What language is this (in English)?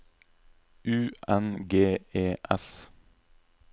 Norwegian